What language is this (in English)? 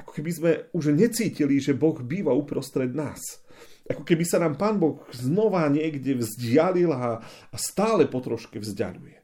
Slovak